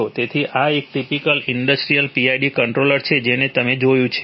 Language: Gujarati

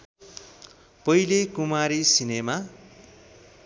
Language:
Nepali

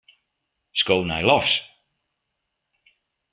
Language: Western Frisian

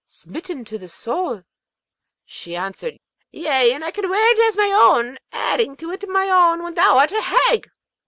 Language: English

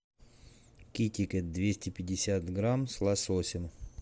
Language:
Russian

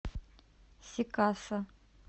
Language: Russian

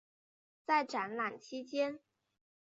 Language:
Chinese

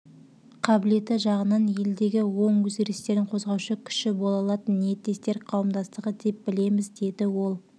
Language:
Kazakh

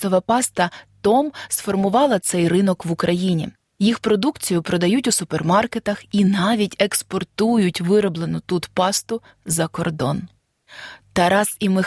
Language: Ukrainian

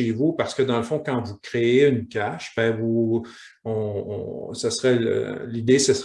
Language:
French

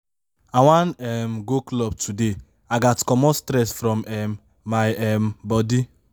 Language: Nigerian Pidgin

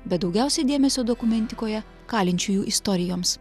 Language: Lithuanian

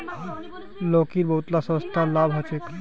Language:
Magahi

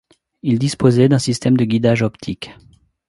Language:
French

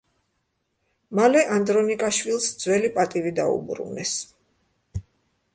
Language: Georgian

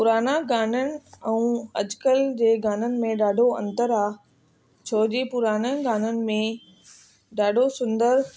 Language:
Sindhi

